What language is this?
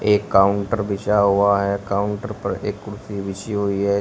Hindi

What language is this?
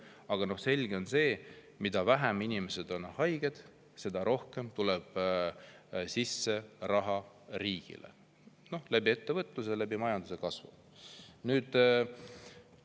Estonian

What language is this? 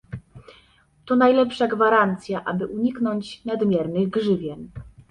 Polish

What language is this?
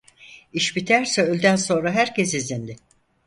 Turkish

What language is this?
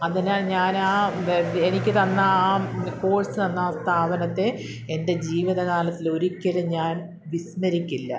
Malayalam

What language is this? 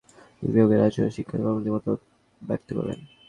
Bangla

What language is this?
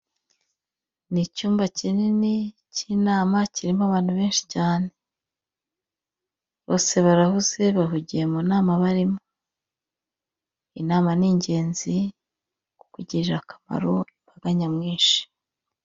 Kinyarwanda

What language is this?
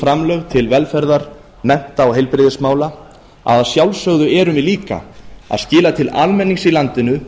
Icelandic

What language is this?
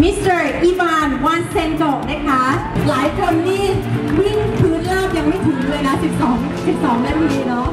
Thai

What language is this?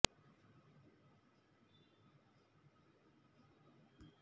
Kannada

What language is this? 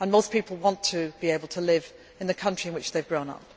English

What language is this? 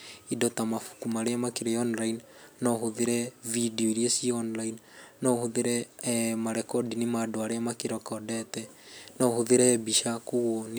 Kikuyu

